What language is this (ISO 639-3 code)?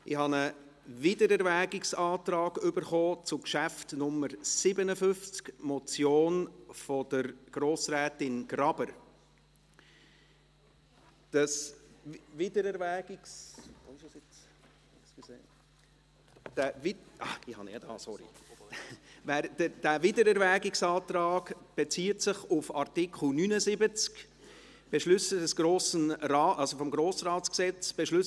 gsw